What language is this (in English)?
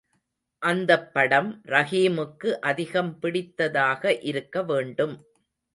Tamil